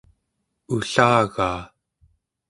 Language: Central Yupik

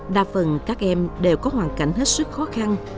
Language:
Vietnamese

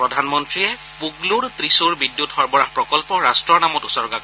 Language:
Assamese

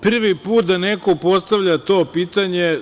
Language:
Serbian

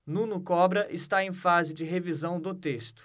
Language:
Portuguese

